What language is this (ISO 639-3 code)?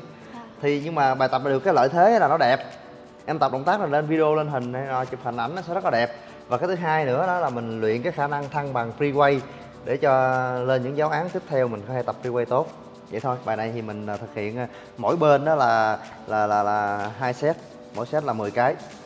vie